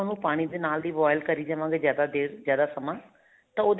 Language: Punjabi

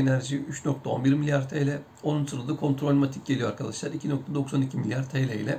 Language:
Turkish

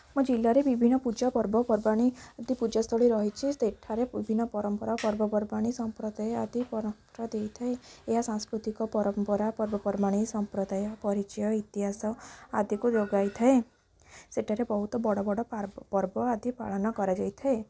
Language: Odia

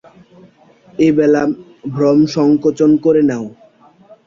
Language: Bangla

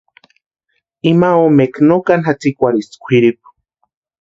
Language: Western Highland Purepecha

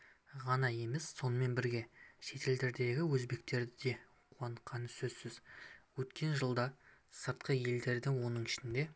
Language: Kazakh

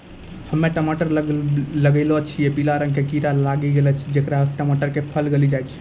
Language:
Maithili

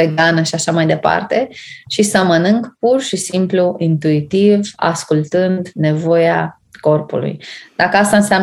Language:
Romanian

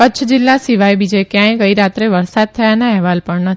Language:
Gujarati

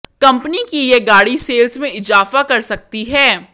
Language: Hindi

